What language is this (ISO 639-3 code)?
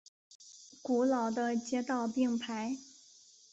zho